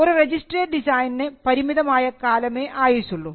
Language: Malayalam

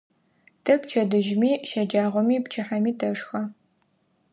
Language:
Adyghe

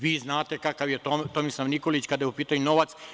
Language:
Serbian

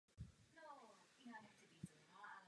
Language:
Czech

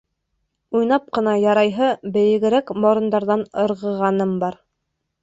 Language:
Bashkir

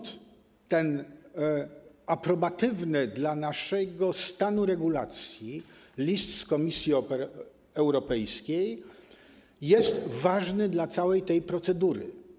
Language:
Polish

